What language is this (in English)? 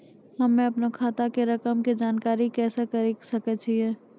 Maithili